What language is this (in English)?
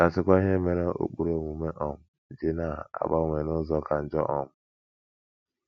Igbo